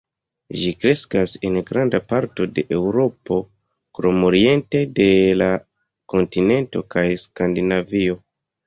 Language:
Esperanto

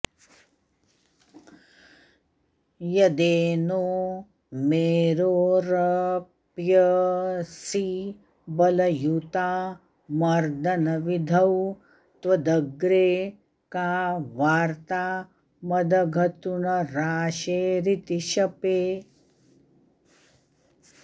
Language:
Sanskrit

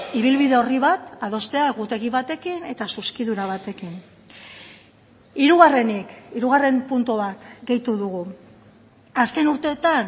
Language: Basque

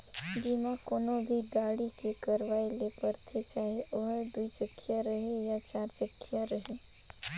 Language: Chhattisgarhi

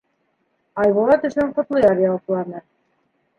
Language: Bashkir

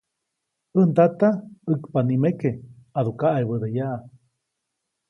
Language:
Copainalá Zoque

